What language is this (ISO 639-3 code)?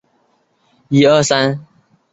zho